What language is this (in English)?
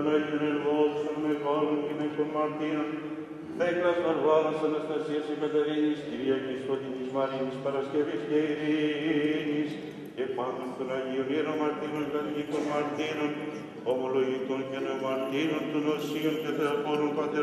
Greek